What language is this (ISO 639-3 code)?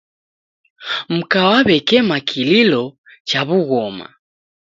dav